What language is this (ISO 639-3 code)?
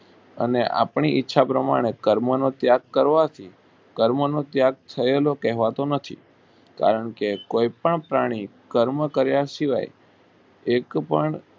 guj